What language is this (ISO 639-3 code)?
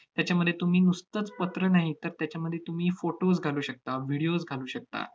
mar